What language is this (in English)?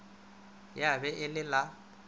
Northern Sotho